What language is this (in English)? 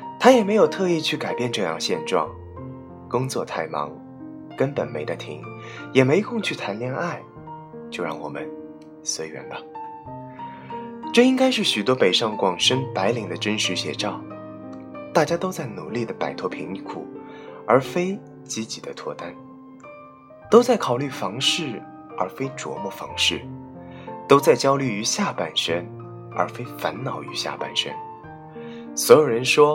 Chinese